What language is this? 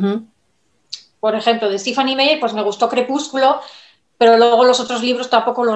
Spanish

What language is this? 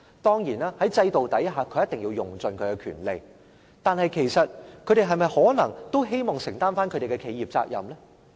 Cantonese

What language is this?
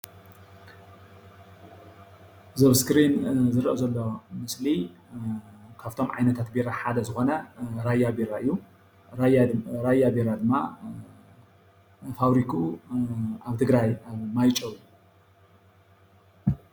Tigrinya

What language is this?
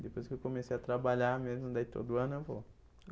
Portuguese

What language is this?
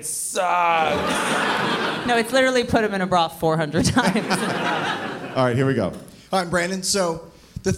English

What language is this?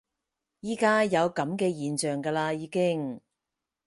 Cantonese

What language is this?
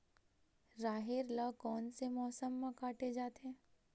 Chhattisgarhi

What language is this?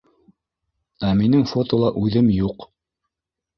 Bashkir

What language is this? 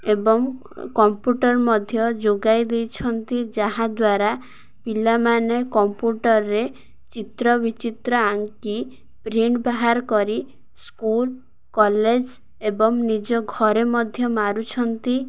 Odia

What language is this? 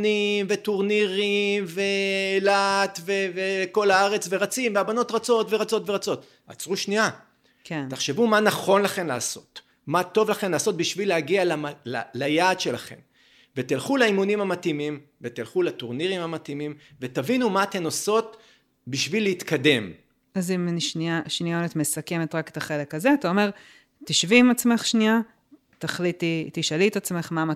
Hebrew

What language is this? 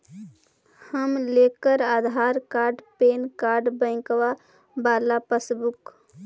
Magahi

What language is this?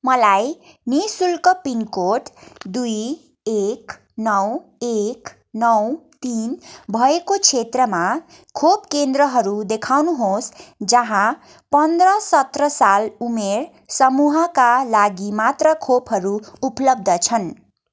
Nepali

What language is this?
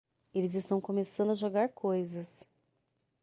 Portuguese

